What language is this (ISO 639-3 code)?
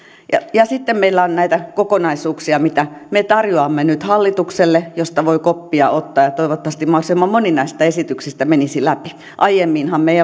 fin